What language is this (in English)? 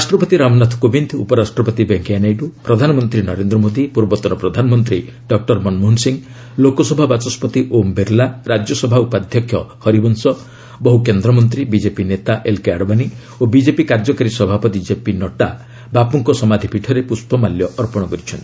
Odia